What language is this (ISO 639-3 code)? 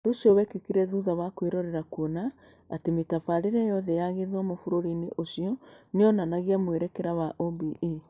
kik